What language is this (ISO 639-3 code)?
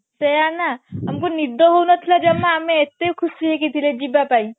ori